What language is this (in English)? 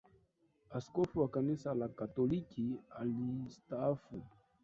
Swahili